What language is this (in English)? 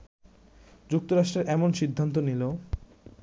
Bangla